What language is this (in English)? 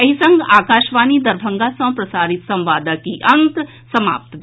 Maithili